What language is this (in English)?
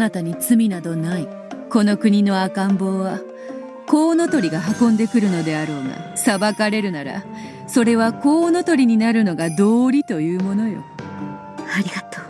Japanese